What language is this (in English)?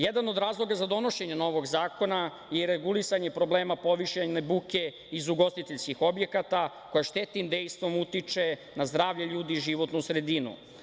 Serbian